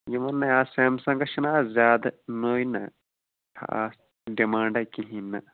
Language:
Kashmiri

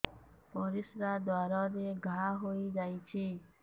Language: Odia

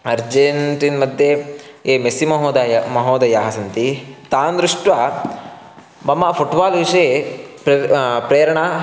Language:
Sanskrit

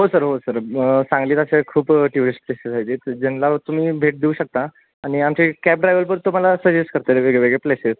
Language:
Marathi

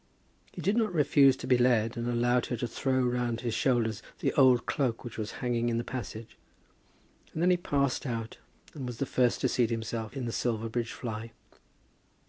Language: English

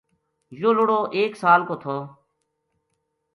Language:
Gujari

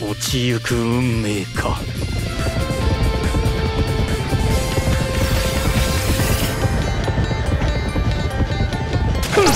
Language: Japanese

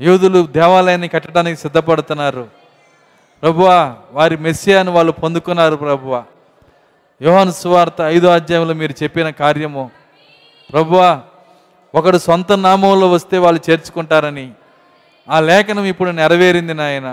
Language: Telugu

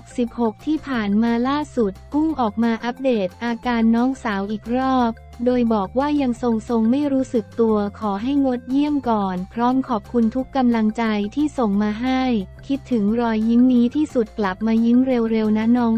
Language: Thai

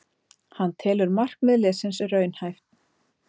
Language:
Icelandic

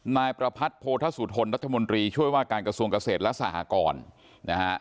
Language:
Thai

